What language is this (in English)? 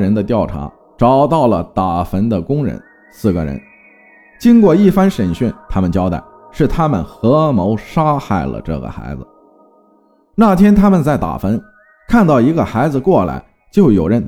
Chinese